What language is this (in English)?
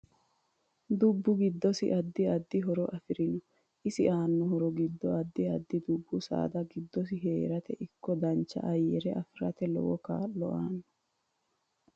Sidamo